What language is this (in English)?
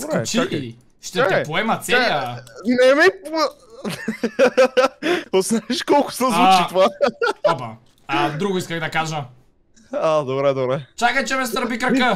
Bulgarian